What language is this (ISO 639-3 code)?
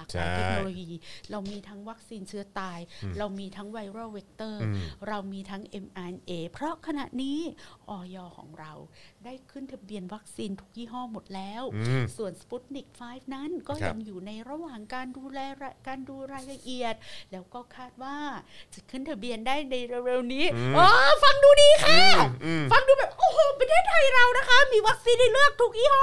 tha